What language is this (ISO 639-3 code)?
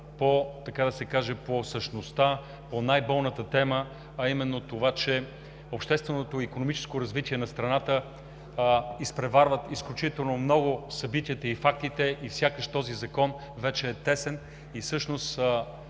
bul